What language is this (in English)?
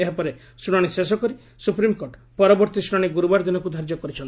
Odia